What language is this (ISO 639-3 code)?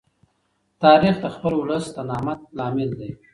pus